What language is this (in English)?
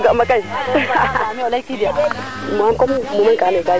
Serer